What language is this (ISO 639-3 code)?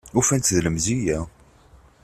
kab